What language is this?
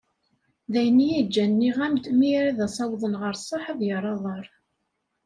Kabyle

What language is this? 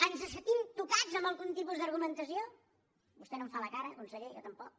Catalan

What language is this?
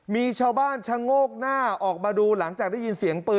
Thai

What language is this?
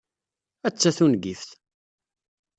Kabyle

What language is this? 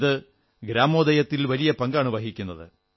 Malayalam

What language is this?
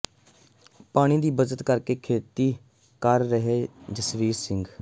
Punjabi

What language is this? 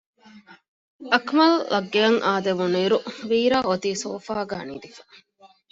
Divehi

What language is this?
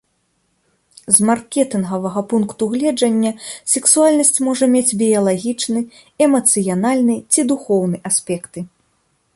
Belarusian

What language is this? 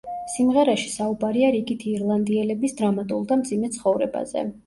Georgian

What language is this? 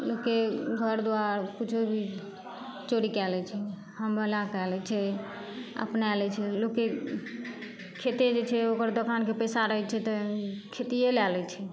Maithili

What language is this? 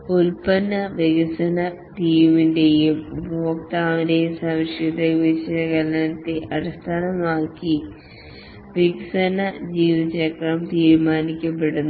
Malayalam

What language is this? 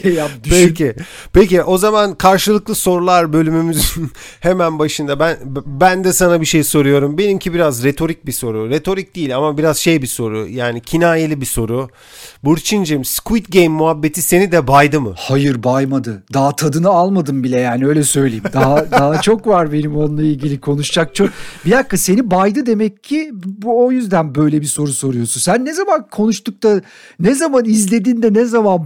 Turkish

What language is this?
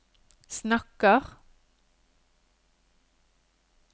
Norwegian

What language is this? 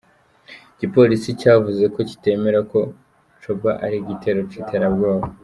Kinyarwanda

